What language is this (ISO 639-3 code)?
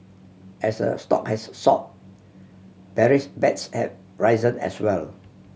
eng